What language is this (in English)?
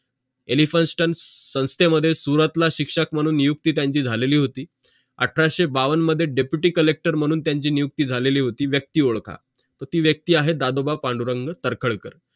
Marathi